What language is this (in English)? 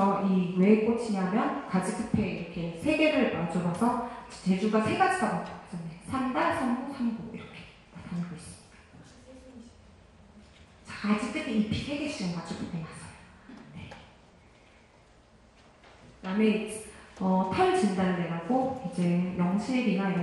Korean